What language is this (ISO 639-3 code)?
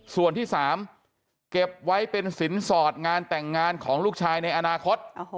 tha